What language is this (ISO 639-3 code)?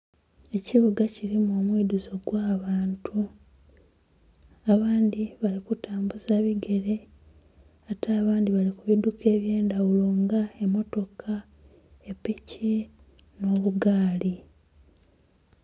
xog